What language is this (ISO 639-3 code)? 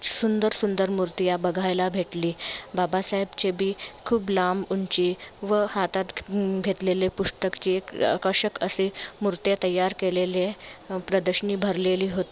mar